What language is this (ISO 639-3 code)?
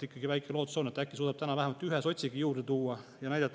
est